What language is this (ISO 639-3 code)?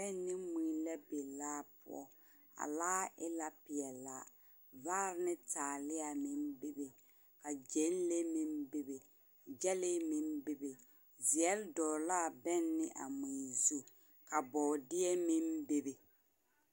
dga